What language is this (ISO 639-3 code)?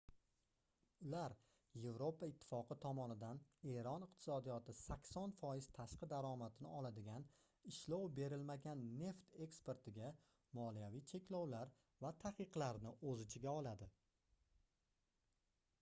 uzb